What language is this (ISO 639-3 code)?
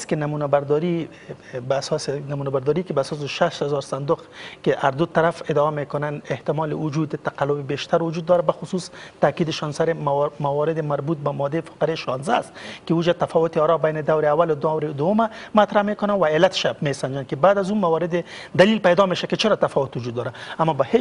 fas